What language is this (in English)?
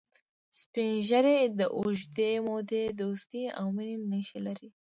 Pashto